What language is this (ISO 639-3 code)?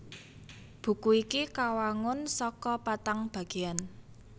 jav